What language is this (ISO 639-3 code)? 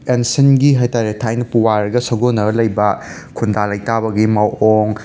mni